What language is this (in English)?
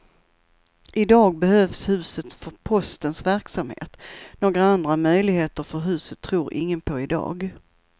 Swedish